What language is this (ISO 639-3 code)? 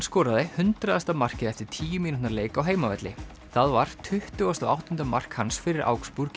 isl